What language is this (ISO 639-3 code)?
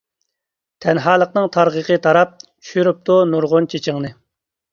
uig